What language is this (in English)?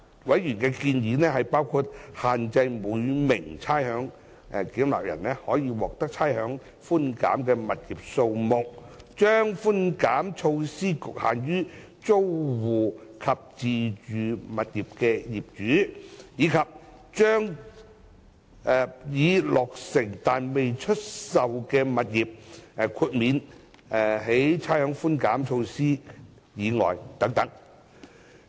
Cantonese